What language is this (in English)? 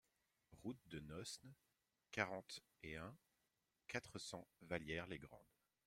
French